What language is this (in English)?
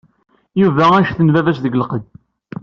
Kabyle